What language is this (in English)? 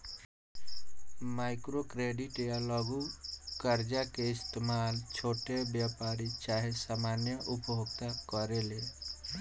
Bhojpuri